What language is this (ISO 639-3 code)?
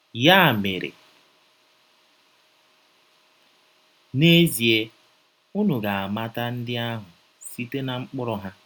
ibo